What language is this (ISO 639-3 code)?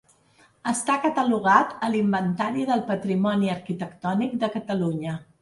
cat